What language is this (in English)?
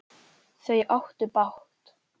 Icelandic